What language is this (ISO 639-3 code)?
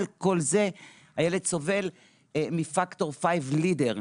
heb